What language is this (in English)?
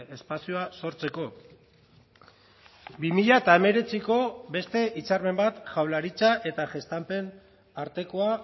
Basque